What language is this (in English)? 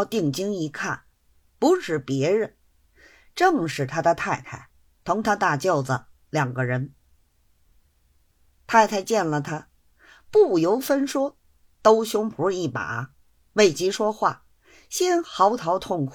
Chinese